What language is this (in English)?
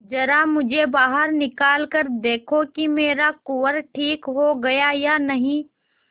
Hindi